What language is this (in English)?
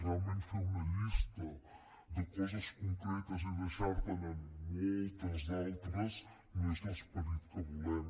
Catalan